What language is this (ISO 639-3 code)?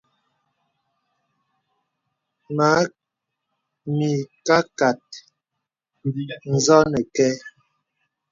beb